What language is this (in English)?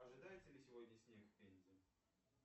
Russian